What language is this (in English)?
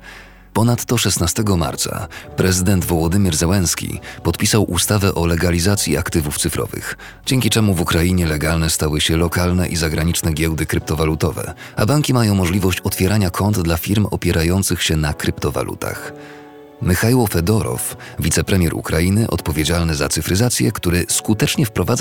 Polish